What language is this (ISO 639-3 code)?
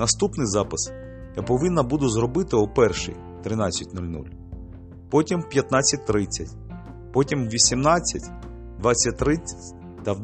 ukr